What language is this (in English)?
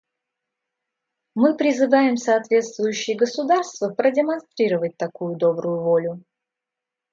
Russian